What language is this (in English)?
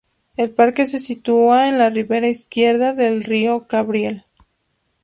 Spanish